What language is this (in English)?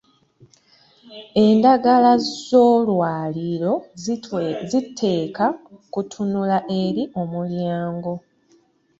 Ganda